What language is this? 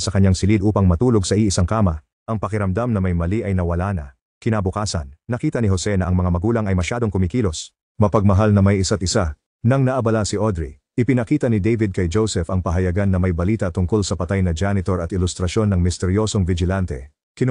Filipino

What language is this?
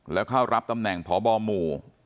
Thai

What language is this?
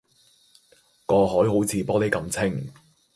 Cantonese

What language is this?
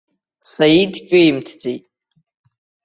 Abkhazian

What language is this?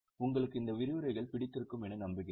Tamil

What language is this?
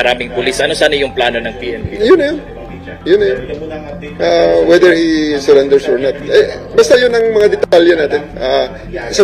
Filipino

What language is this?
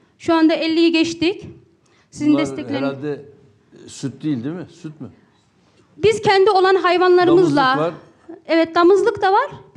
Turkish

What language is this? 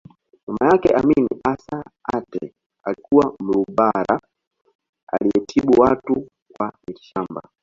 Swahili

